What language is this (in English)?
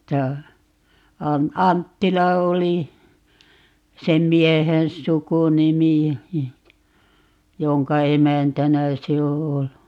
Finnish